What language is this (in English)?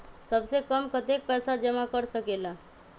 Magahi